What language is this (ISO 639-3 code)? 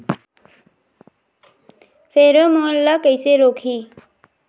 hne